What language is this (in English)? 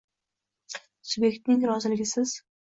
Uzbek